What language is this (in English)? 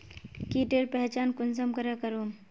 Magahi